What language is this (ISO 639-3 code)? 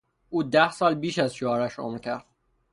fas